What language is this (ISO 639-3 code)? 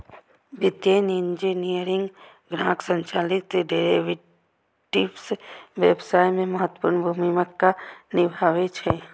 mai